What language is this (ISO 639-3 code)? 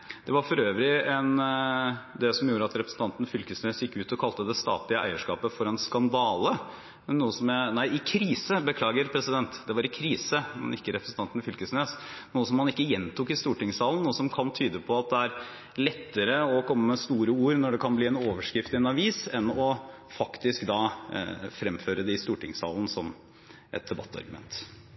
nob